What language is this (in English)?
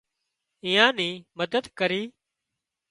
Wadiyara Koli